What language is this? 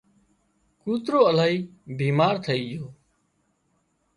Wadiyara Koli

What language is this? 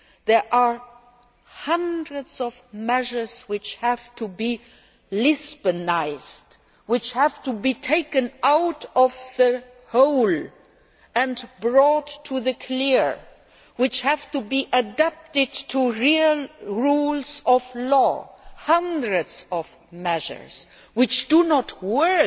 English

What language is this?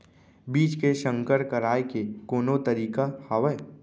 Chhattisgarhi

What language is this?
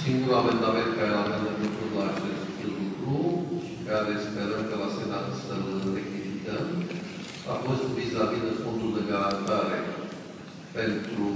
Romanian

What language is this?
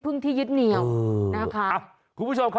Thai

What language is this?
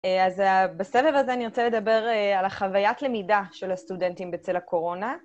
Hebrew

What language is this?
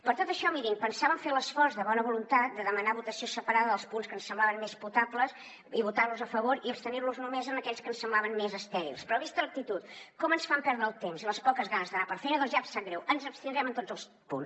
Catalan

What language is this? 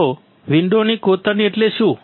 Gujarati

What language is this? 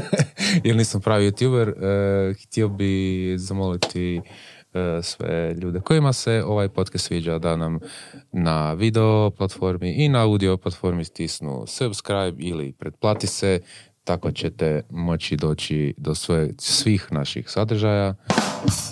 Croatian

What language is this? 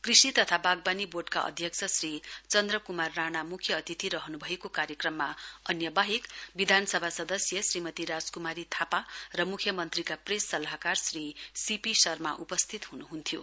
Nepali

